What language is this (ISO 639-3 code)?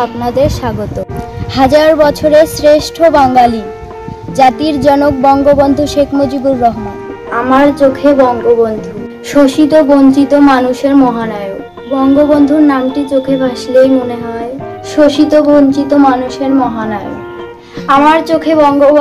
ben